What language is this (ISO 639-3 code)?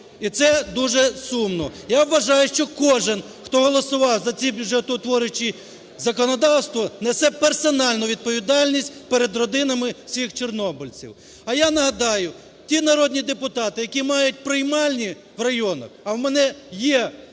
ukr